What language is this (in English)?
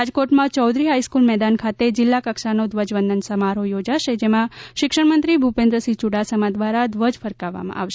Gujarati